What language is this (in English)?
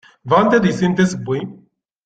Kabyle